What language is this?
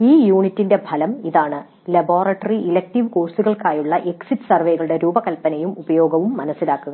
Malayalam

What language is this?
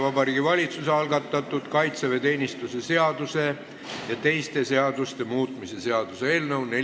Estonian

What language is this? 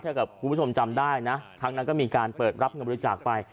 Thai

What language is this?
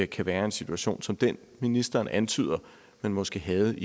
Danish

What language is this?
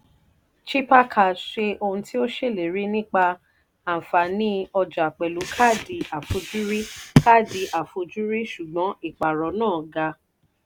Yoruba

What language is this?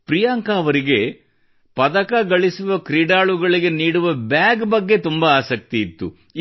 Kannada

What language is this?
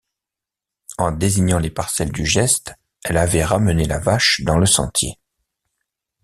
French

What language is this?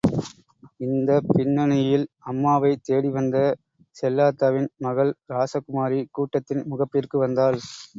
Tamil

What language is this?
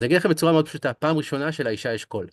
Hebrew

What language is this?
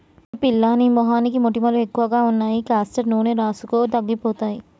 Telugu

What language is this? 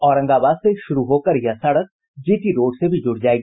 Hindi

